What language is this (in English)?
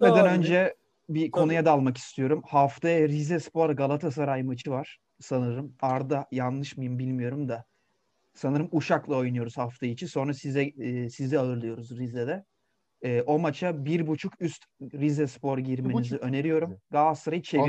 Turkish